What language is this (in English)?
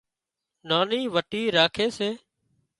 Wadiyara Koli